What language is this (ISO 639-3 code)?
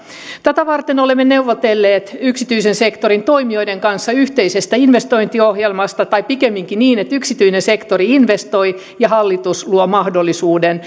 fin